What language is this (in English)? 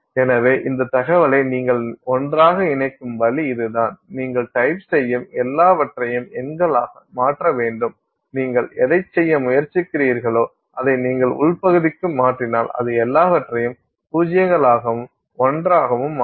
Tamil